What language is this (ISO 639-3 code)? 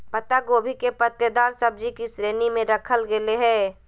mag